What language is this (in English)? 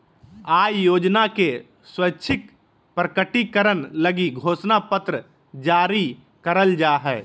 Magahi